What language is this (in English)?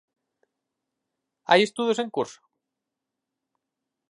Galician